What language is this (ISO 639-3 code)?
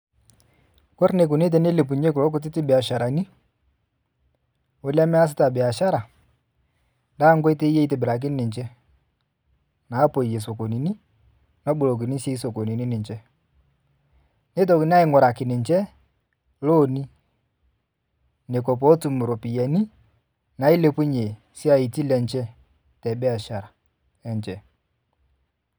mas